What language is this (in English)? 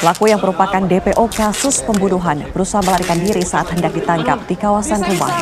Indonesian